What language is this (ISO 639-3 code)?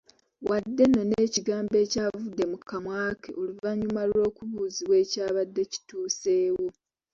lug